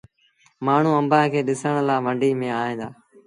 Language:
Sindhi Bhil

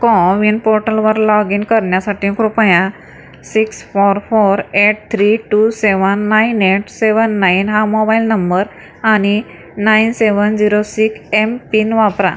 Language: Marathi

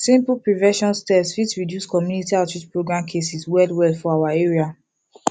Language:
Nigerian Pidgin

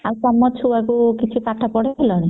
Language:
Odia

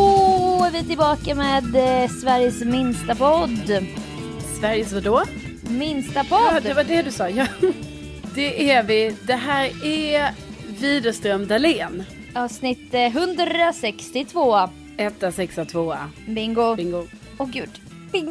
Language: Swedish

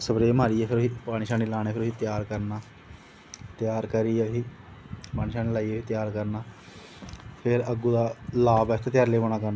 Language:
Dogri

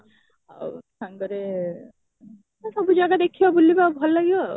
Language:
Odia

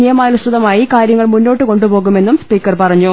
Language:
Malayalam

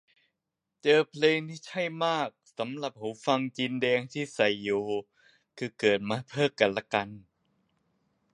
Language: Thai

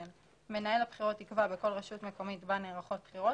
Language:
Hebrew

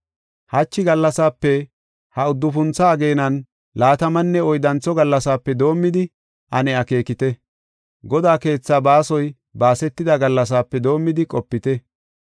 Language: Gofa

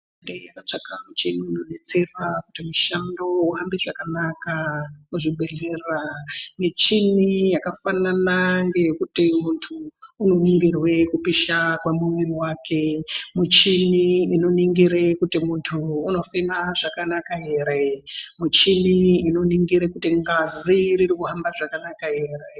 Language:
Ndau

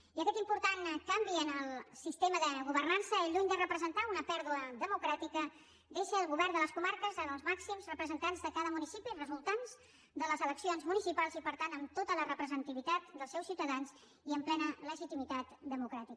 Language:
Catalan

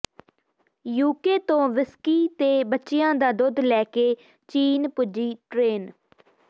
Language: Punjabi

